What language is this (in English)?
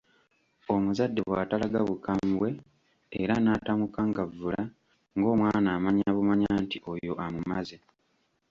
Ganda